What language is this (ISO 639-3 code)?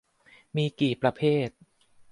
tha